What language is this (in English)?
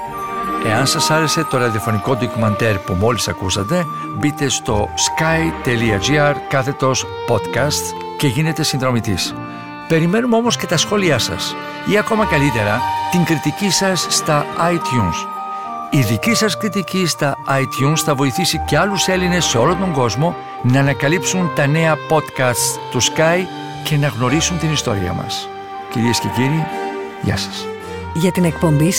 Greek